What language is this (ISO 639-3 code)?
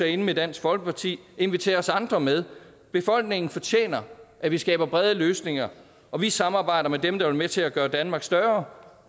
dan